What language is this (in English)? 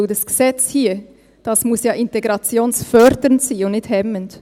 Swiss German